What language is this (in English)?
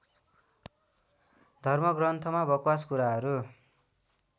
Nepali